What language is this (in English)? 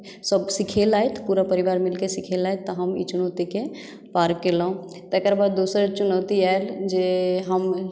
Maithili